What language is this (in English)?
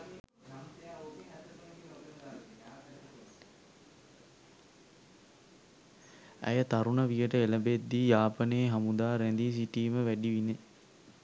Sinhala